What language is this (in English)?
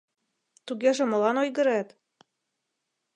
Mari